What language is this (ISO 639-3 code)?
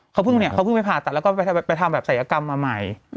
tha